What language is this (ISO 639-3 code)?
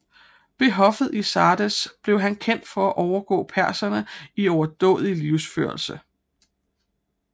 dan